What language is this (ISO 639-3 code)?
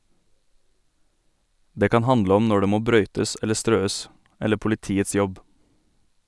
nor